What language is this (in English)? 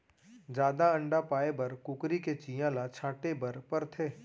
Chhattisgarhi